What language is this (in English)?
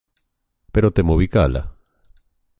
Galician